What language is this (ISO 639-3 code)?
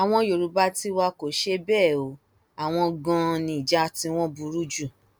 yor